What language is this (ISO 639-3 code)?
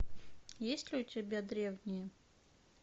rus